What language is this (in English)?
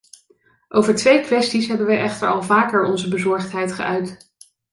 Dutch